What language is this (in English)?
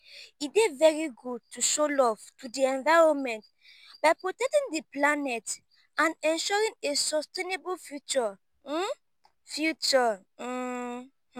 Nigerian Pidgin